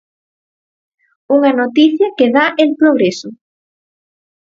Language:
Galician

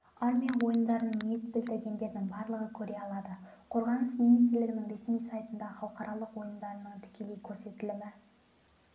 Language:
Kazakh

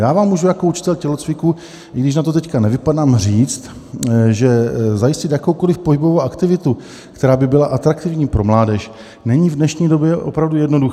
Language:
Czech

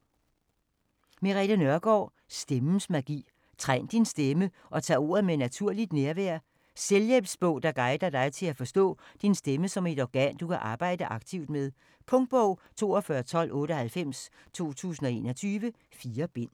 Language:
Danish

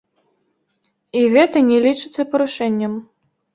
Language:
Belarusian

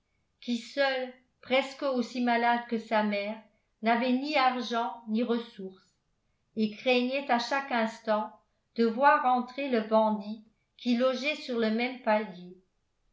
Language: French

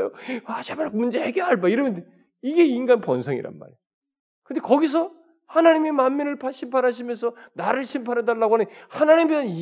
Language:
Korean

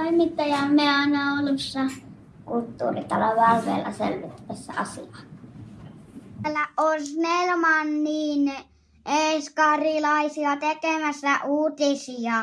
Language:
Finnish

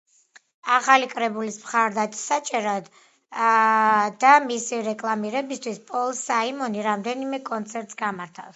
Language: Georgian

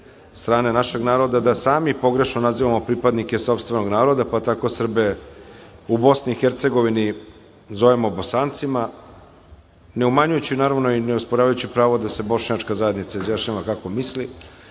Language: Serbian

